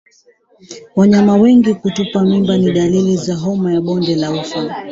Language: Swahili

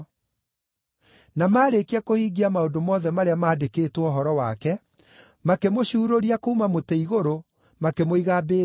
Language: Kikuyu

